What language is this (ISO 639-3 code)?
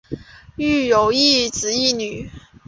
zho